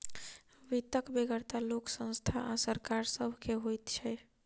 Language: Maithili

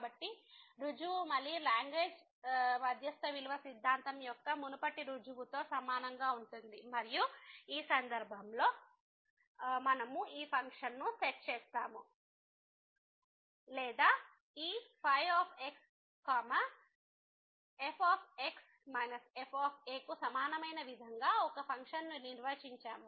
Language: Telugu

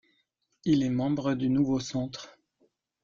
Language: French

